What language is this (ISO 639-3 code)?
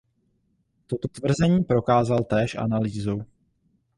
ces